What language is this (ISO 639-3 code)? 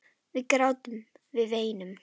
isl